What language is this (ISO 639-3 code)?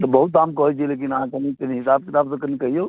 mai